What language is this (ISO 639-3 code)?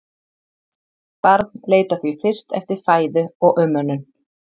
isl